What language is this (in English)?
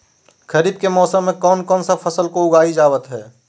Magahi